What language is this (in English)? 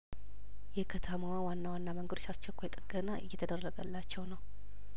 Amharic